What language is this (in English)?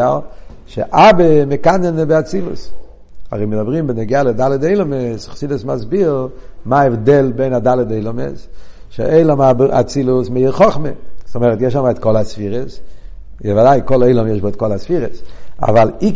Hebrew